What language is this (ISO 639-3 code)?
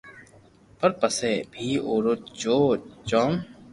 lrk